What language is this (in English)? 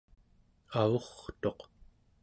Central Yupik